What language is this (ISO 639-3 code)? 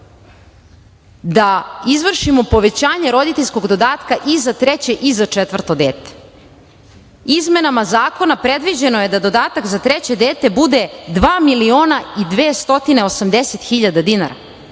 srp